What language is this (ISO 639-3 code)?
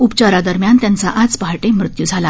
mar